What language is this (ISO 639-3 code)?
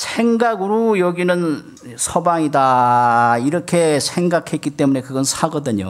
kor